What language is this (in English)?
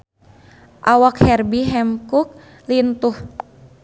Sundanese